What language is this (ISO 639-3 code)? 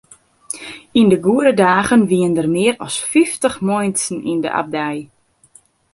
fry